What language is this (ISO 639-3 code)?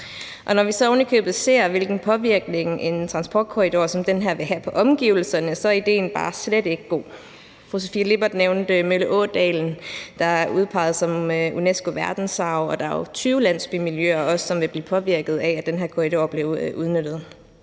dan